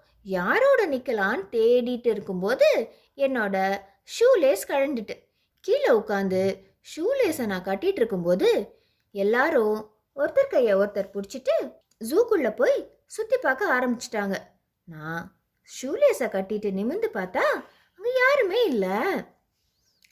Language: Tamil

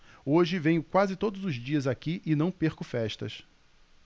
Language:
Portuguese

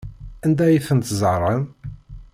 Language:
Kabyle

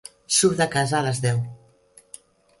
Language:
Catalan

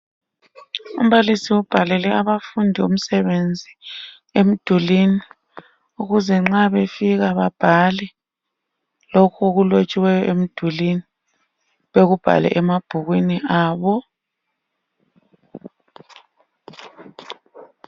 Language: North Ndebele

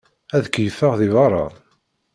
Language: Kabyle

